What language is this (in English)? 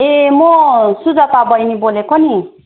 Nepali